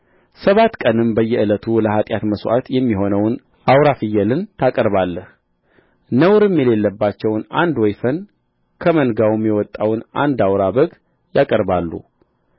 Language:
Amharic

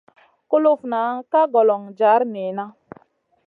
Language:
Masana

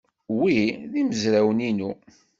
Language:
Kabyle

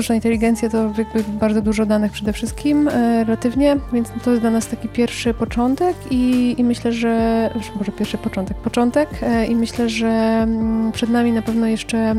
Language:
Polish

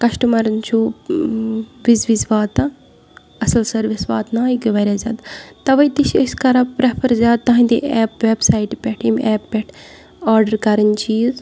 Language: Kashmiri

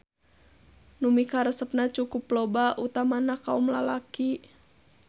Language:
Sundanese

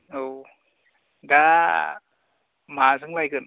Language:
Bodo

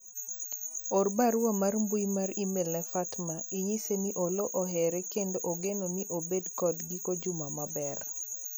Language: Luo (Kenya and Tanzania)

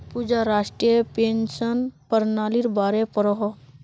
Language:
Magahi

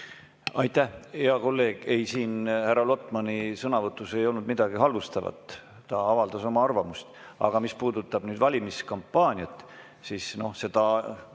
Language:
Estonian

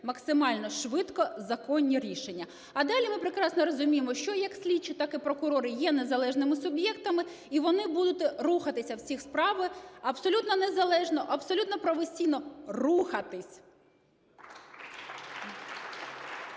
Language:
Ukrainian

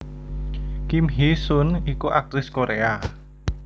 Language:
Javanese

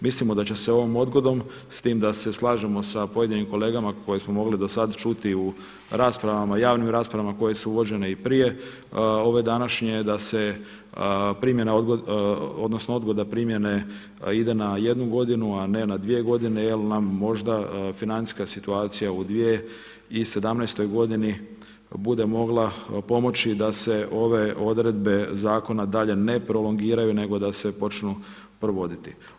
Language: Croatian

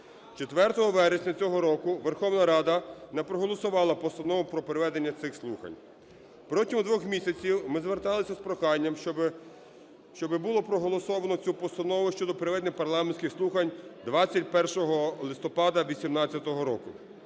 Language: Ukrainian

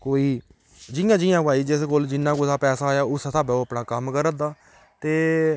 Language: Dogri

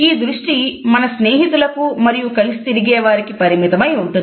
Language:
Telugu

